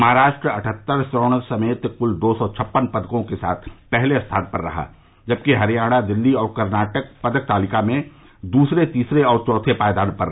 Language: Hindi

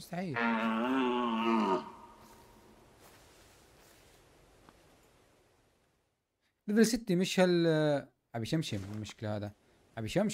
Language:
Arabic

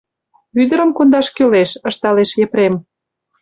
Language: Mari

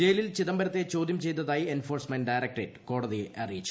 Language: Malayalam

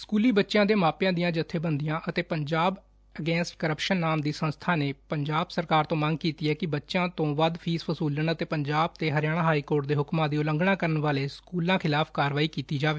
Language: Punjabi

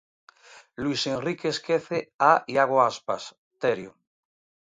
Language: Galician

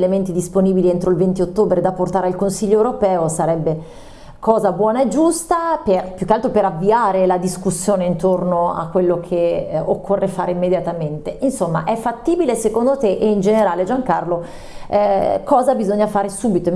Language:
Italian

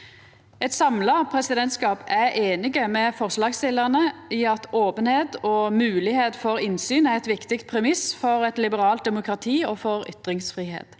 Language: Norwegian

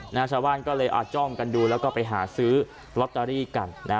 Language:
Thai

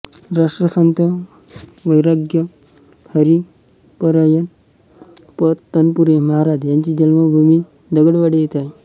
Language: Marathi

